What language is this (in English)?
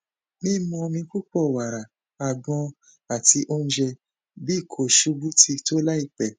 Yoruba